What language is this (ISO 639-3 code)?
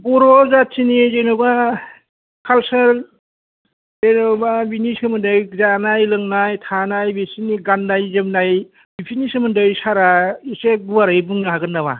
brx